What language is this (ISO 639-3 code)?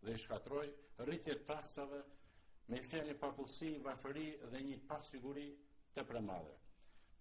ron